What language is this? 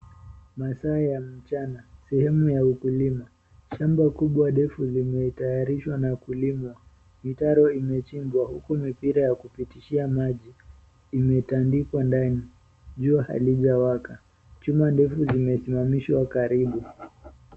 Swahili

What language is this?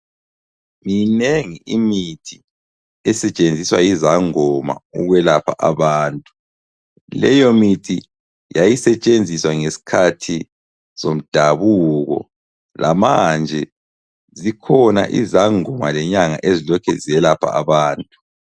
North Ndebele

